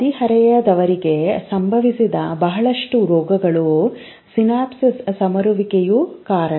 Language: Kannada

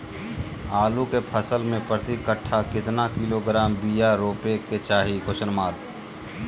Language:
Magahi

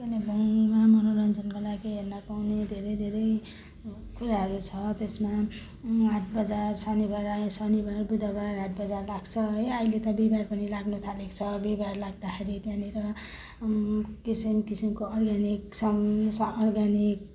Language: Nepali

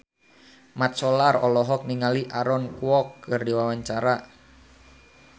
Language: Sundanese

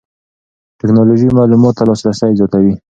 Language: Pashto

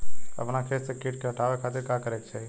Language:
Bhojpuri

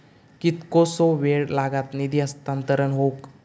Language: Marathi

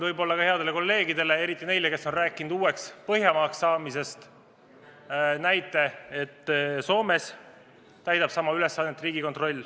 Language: Estonian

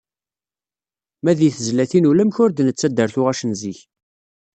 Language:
Kabyle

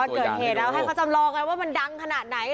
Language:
Thai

